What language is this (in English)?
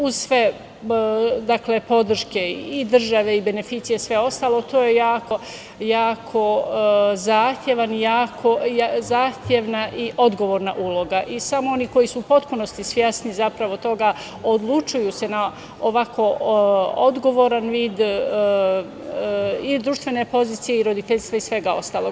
Serbian